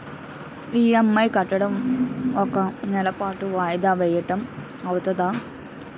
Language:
Telugu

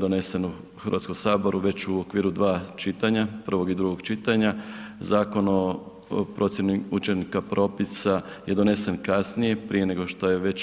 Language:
Croatian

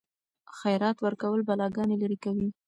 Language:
Pashto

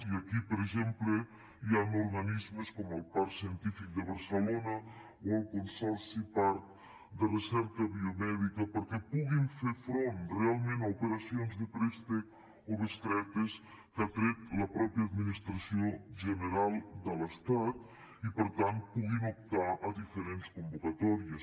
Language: Catalan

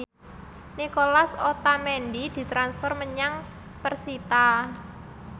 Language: Javanese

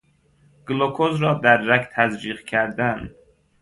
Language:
Persian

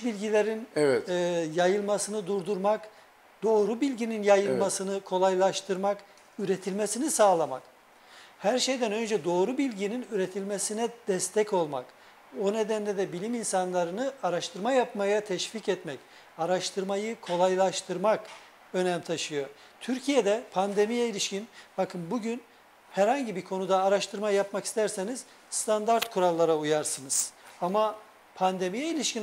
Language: Turkish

